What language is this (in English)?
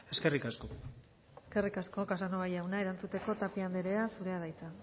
Basque